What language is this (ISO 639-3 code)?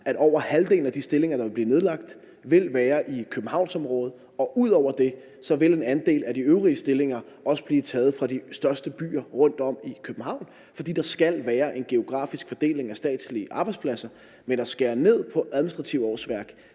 dan